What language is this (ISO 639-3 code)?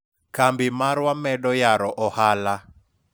luo